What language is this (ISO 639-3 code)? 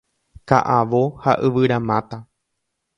grn